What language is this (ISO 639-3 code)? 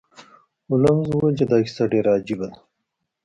pus